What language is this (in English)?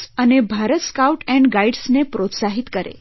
Gujarati